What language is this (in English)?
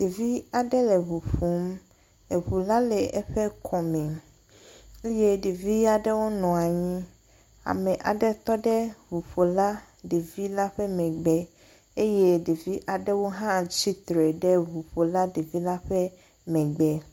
Ewe